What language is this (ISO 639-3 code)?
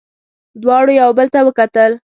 pus